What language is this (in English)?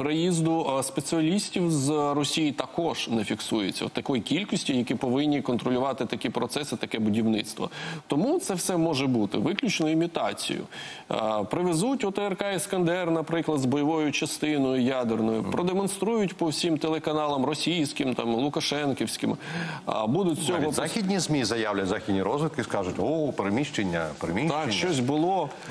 Ukrainian